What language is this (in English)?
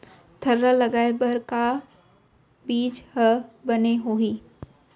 Chhattisgarhi